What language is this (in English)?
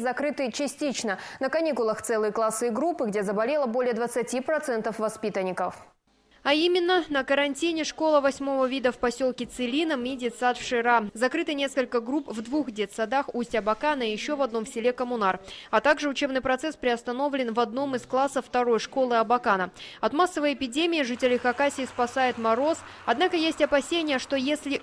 Russian